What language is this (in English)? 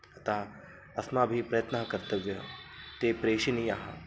Sanskrit